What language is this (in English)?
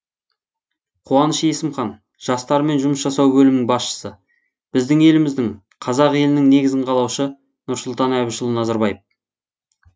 Kazakh